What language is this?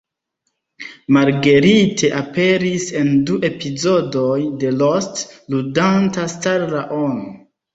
Esperanto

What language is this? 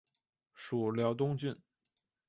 Chinese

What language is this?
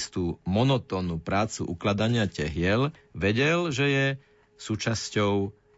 Slovak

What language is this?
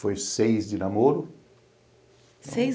Portuguese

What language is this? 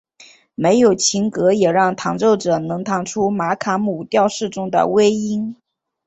Chinese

